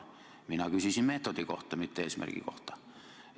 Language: Estonian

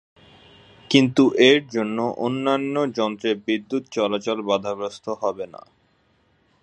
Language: Bangla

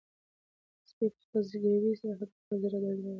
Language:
Pashto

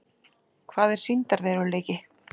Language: Icelandic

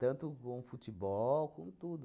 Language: Portuguese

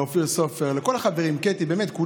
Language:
Hebrew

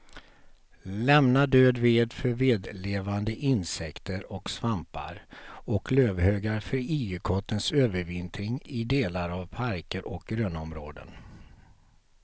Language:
Swedish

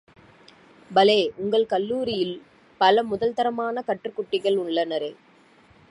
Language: Tamil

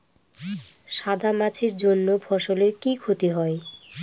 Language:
Bangla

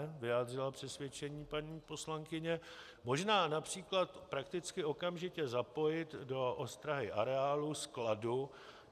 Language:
Czech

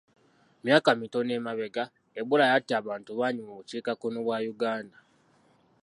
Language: Ganda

